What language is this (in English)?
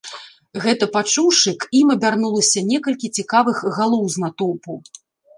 Belarusian